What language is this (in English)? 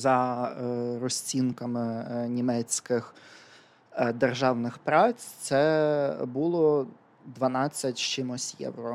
Ukrainian